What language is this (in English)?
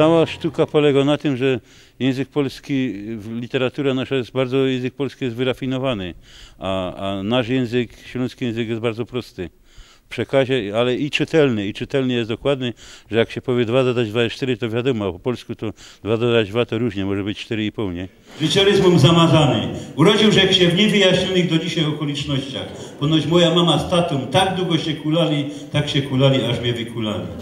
Polish